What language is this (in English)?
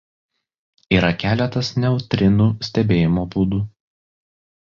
Lithuanian